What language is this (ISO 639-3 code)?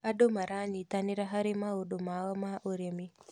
kik